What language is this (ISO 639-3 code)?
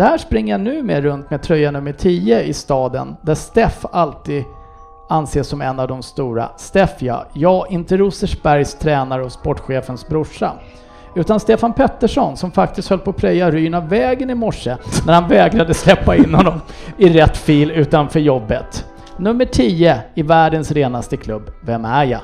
swe